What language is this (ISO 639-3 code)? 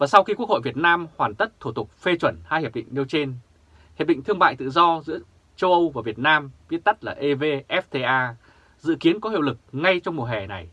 vie